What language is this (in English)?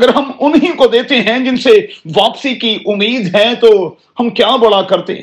Urdu